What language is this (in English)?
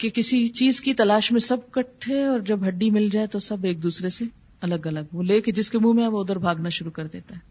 Urdu